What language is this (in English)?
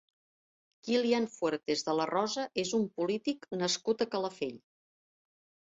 Catalan